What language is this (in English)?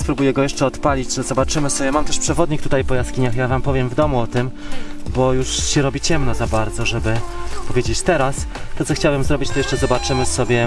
Polish